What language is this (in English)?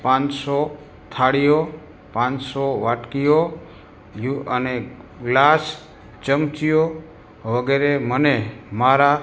Gujarati